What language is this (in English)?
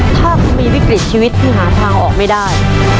Thai